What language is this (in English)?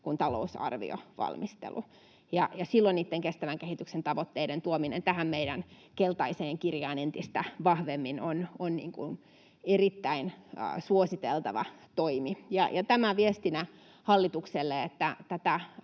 Finnish